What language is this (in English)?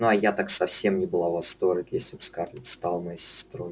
Russian